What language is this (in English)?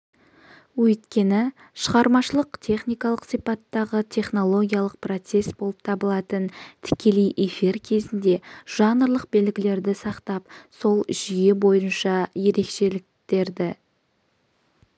Kazakh